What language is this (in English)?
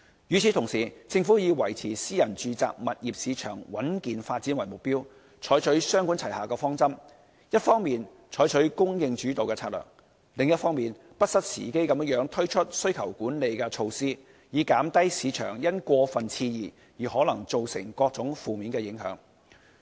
Cantonese